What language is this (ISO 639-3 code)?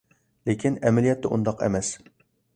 uig